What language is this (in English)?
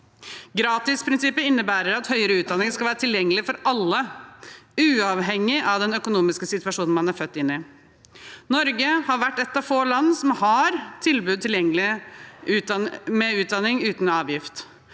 Norwegian